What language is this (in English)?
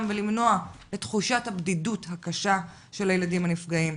Hebrew